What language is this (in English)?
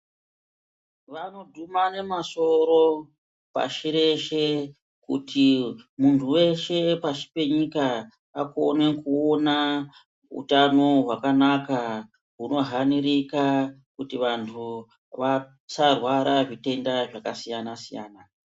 Ndau